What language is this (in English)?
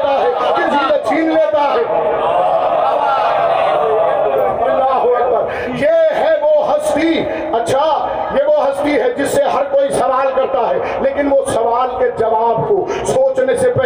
Urdu